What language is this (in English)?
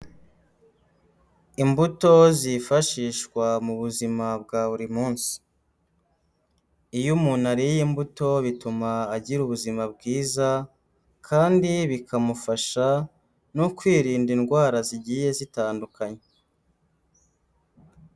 Kinyarwanda